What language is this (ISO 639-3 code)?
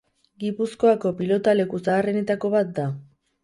eus